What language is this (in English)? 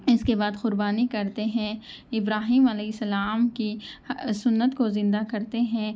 Urdu